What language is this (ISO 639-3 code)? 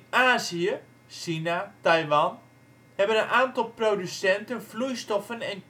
nld